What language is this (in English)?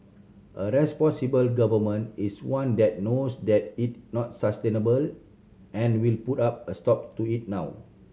English